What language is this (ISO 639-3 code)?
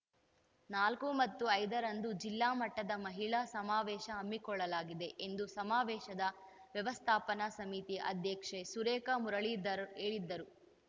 kan